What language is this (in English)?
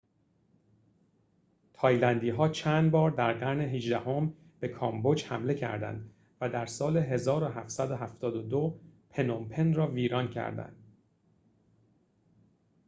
Persian